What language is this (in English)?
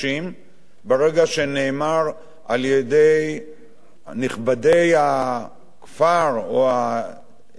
Hebrew